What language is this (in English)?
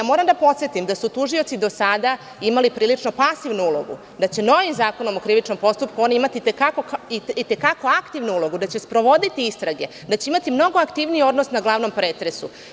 Serbian